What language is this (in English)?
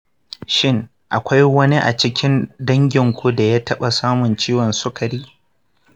Hausa